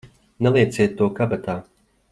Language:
Latvian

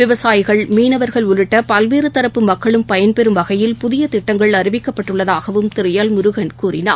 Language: Tamil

